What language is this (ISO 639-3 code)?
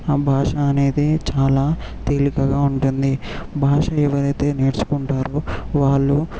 tel